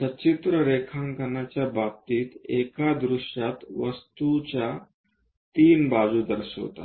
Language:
Marathi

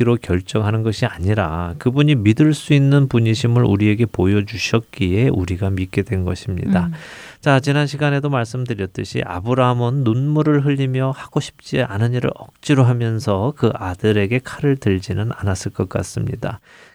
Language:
Korean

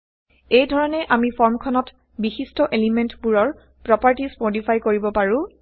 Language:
Assamese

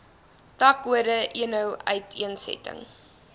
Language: Afrikaans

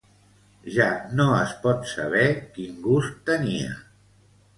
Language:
Catalan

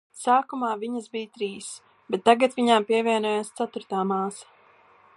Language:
Latvian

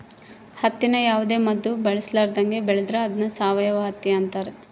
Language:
Kannada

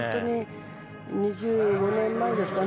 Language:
Japanese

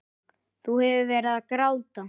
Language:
Icelandic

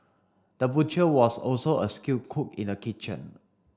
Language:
English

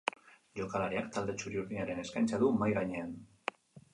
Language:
Basque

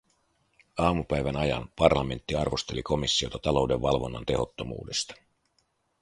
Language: Finnish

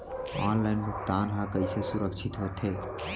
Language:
Chhattisgarhi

